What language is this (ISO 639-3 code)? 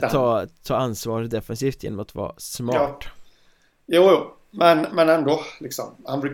swe